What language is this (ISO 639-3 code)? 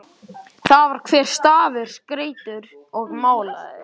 isl